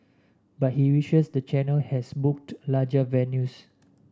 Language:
English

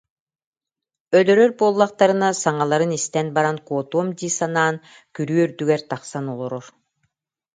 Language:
Yakut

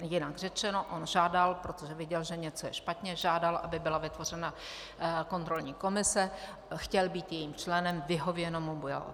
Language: Czech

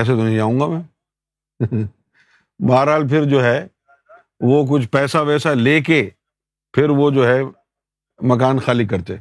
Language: Urdu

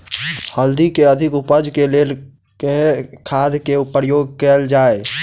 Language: Maithili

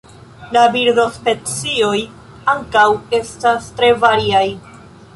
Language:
Esperanto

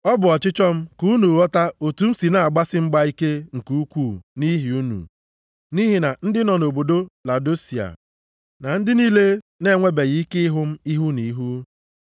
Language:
Igbo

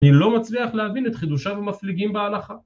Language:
Hebrew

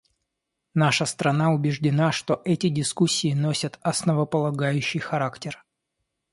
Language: Russian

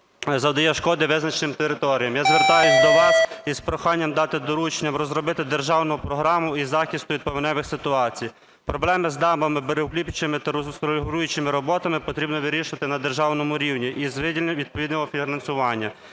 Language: Ukrainian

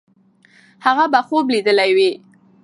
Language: Pashto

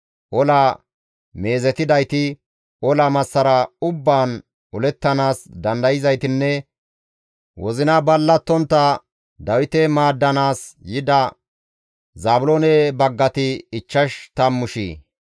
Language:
Gamo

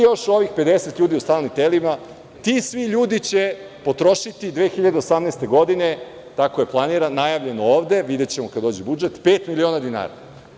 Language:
Serbian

